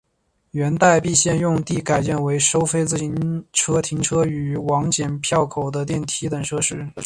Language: Chinese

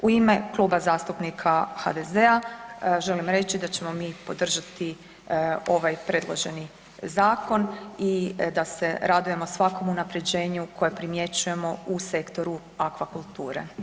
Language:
Croatian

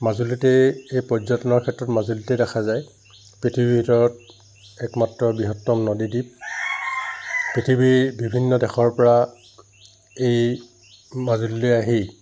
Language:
Assamese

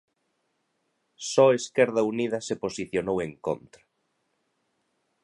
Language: Galician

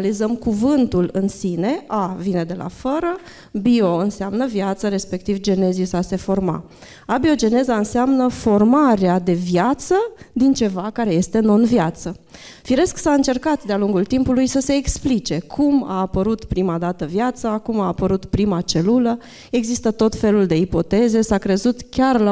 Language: Romanian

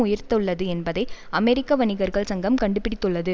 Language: Tamil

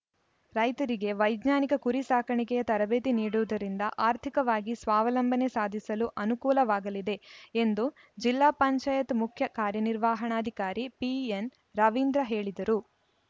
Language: Kannada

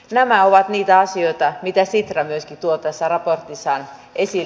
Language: Finnish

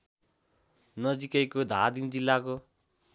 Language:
Nepali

